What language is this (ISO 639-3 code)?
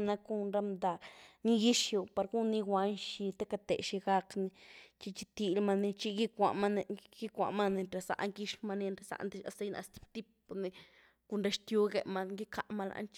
ztu